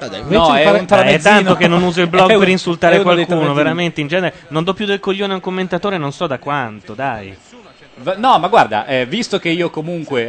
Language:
Italian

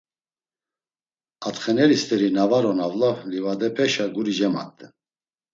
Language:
Laz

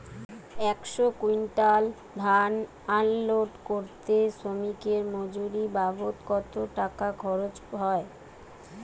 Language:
Bangla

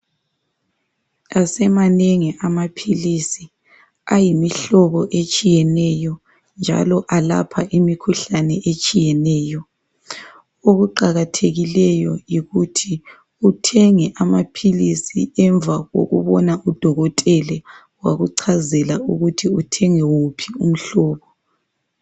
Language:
North Ndebele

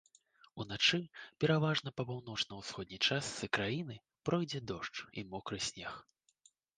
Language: Belarusian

